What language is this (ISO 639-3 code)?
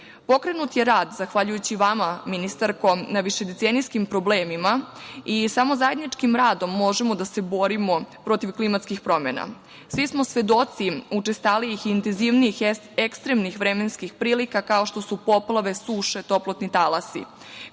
srp